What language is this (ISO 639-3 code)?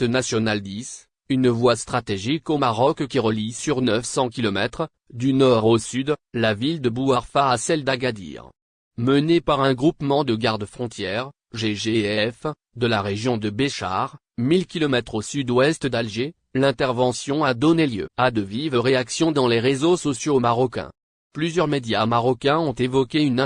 fra